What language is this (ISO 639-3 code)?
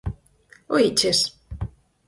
glg